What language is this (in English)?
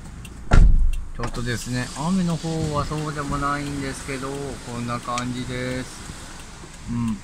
Japanese